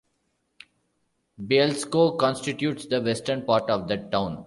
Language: English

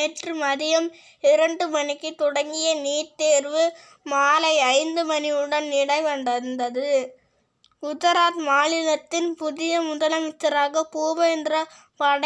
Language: Tamil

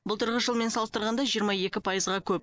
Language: Kazakh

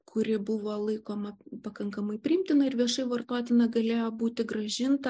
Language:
Lithuanian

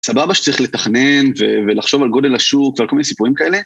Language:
Hebrew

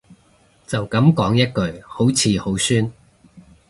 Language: Cantonese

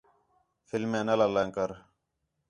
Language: Khetrani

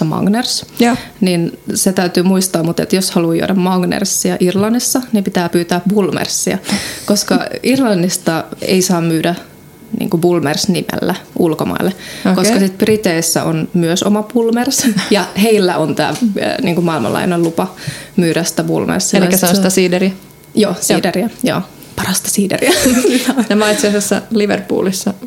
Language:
Finnish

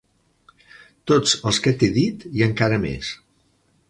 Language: Catalan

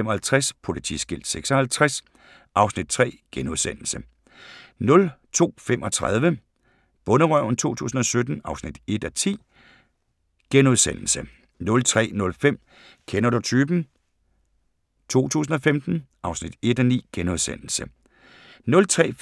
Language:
Danish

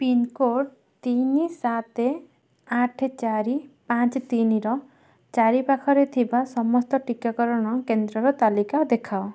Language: Odia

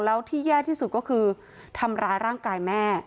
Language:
Thai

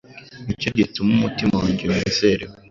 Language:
Kinyarwanda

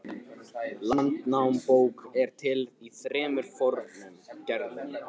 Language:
Icelandic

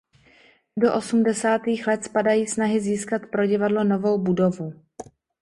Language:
Czech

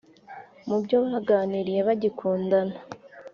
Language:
Kinyarwanda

